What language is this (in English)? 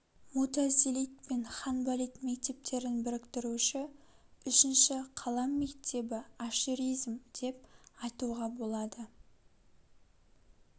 Kazakh